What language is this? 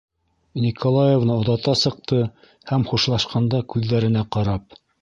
Bashkir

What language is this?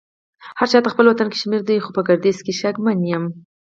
Pashto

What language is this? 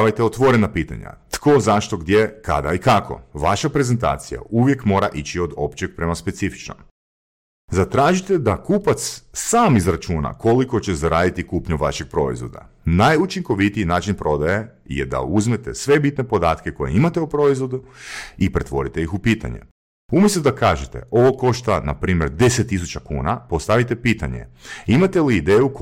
Croatian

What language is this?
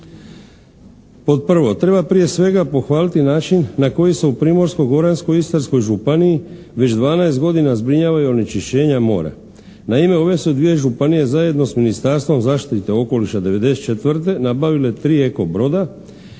Croatian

